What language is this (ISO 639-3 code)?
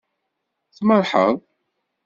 kab